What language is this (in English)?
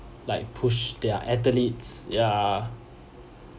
English